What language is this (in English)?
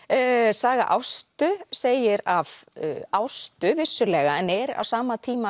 Icelandic